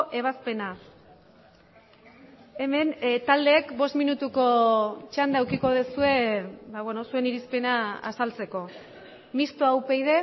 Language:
Basque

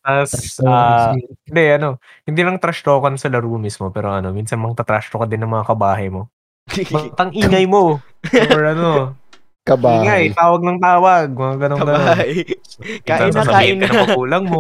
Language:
Filipino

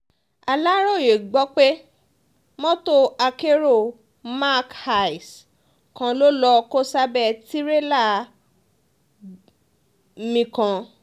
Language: Yoruba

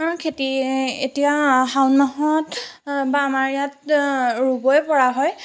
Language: Assamese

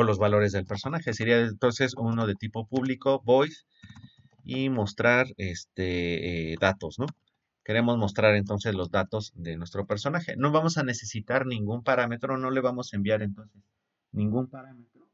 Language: Spanish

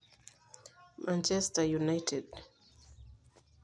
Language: Masai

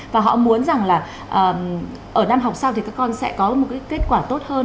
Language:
Vietnamese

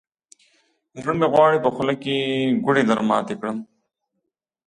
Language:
Pashto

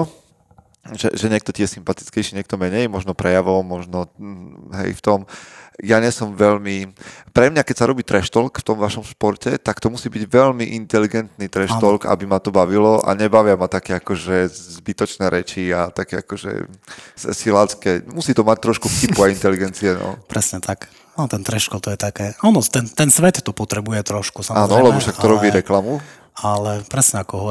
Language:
Slovak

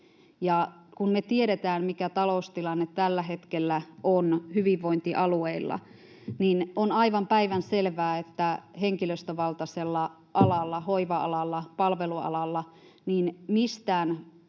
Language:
Finnish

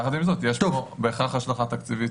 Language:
Hebrew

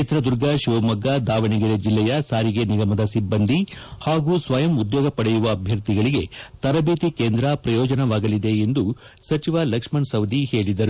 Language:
Kannada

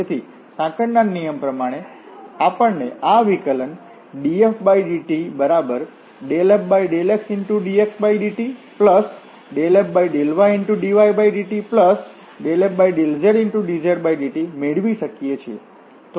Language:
Gujarati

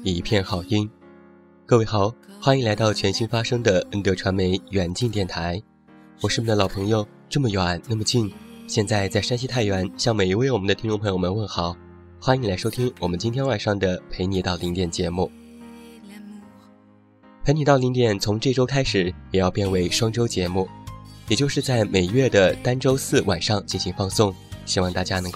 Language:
Chinese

